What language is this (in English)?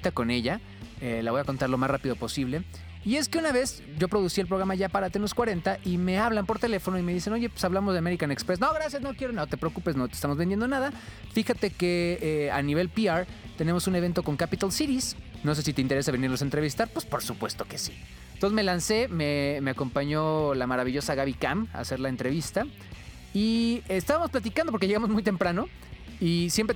Spanish